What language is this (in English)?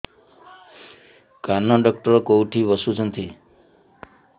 Odia